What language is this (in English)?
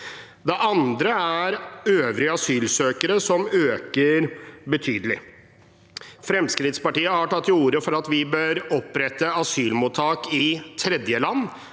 Norwegian